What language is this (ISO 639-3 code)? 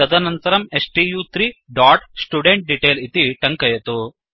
san